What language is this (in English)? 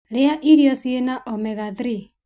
Kikuyu